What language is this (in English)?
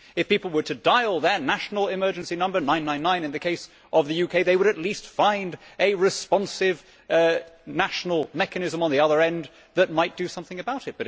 English